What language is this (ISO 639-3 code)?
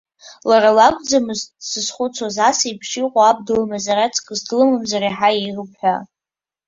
abk